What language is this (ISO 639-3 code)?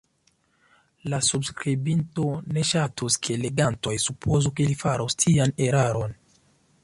epo